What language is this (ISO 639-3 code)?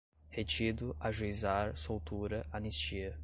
por